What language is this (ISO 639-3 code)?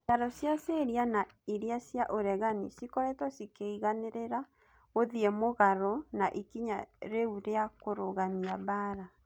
kik